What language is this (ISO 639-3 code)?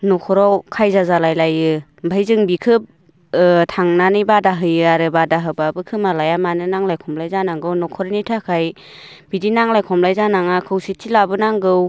brx